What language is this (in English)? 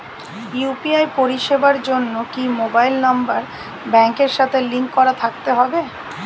Bangla